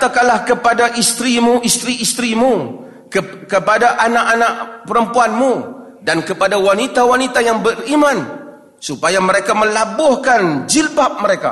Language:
Malay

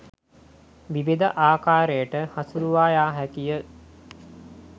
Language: Sinhala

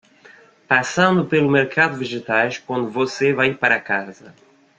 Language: Portuguese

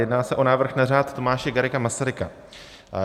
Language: Czech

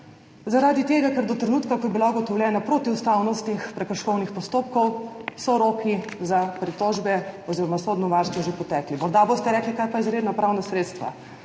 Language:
Slovenian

